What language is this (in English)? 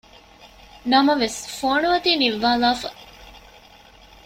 Divehi